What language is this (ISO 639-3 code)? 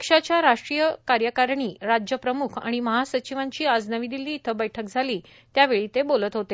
mar